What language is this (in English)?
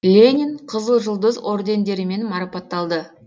Kazakh